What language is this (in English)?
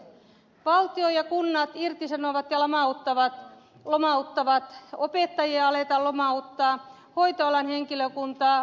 Finnish